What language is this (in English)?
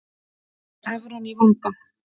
Icelandic